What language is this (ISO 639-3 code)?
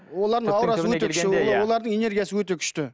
kaz